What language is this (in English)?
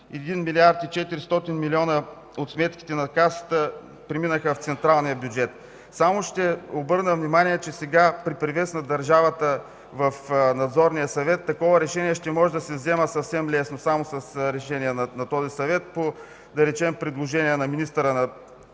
Bulgarian